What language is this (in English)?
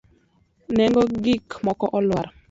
Luo (Kenya and Tanzania)